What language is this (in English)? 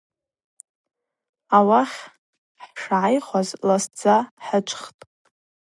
Abaza